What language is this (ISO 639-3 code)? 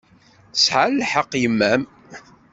kab